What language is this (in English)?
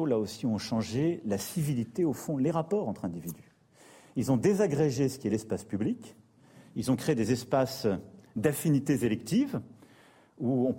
French